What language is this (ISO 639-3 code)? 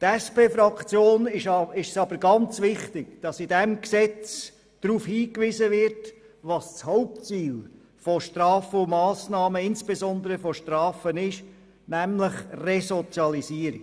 gsw